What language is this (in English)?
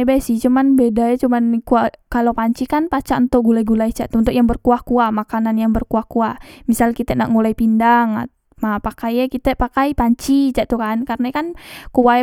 Musi